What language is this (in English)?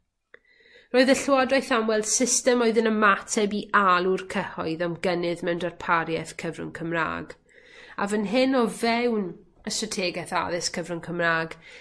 Welsh